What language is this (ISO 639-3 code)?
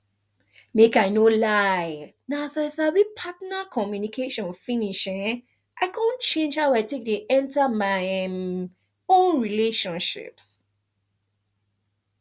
pcm